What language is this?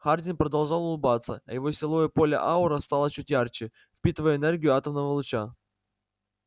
Russian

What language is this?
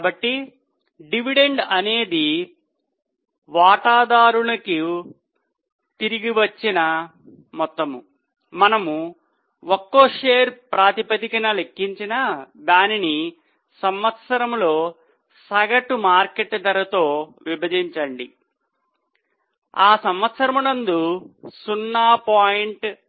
Telugu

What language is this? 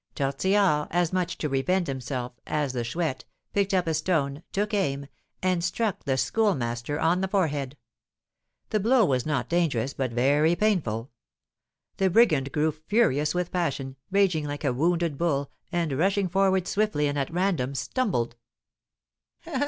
English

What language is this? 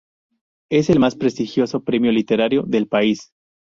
Spanish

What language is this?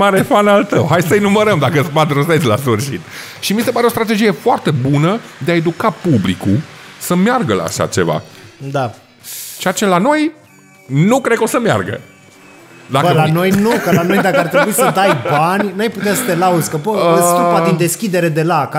Romanian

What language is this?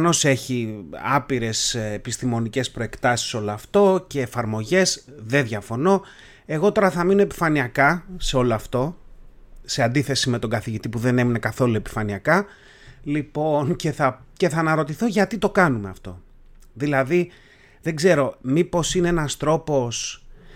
Greek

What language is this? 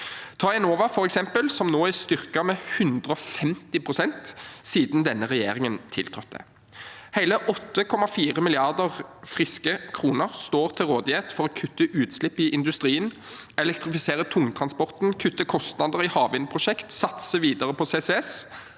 Norwegian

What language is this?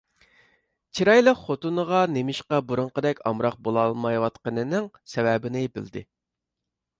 Uyghur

